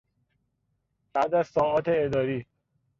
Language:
Persian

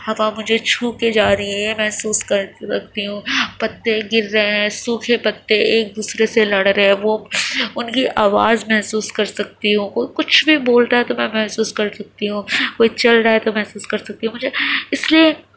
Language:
Urdu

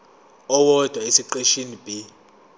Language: Zulu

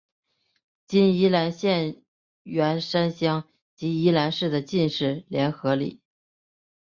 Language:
Chinese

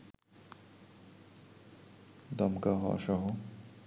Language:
Bangla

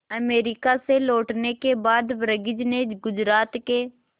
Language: Hindi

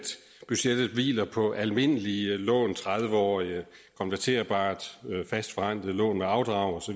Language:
Danish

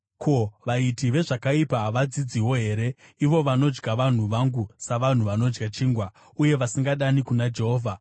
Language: Shona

